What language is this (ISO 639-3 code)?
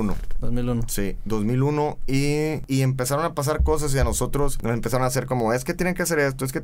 spa